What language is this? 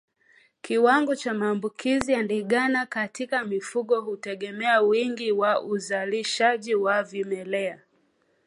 Swahili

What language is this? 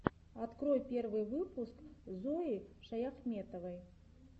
Russian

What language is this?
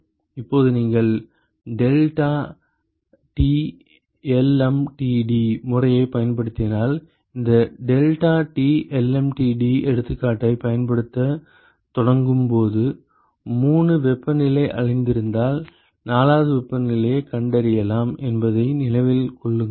Tamil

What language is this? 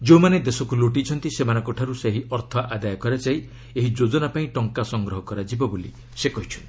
Odia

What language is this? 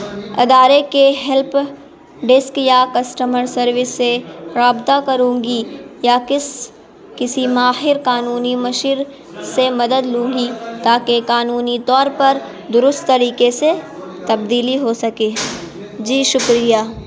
Urdu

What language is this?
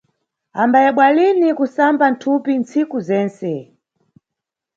Nyungwe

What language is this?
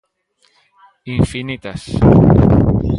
Galician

